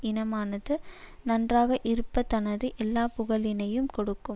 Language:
Tamil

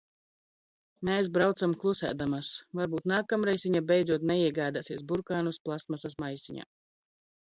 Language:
Latvian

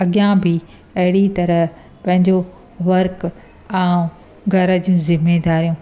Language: Sindhi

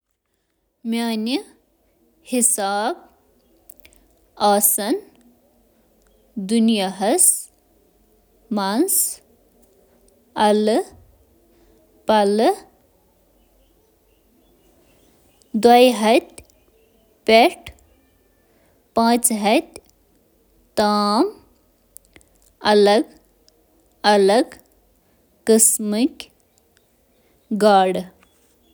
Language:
Kashmiri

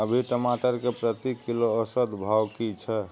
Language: Maithili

